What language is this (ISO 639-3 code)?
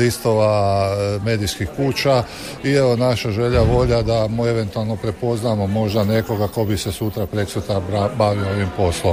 hrv